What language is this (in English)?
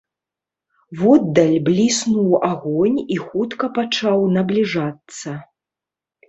Belarusian